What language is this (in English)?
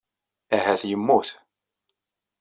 Kabyle